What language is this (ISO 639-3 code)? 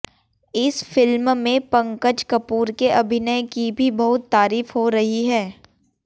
hin